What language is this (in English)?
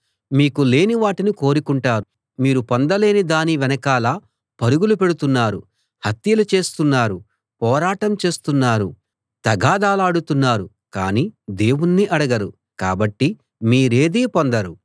Telugu